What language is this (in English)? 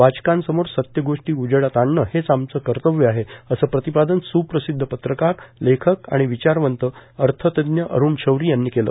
Marathi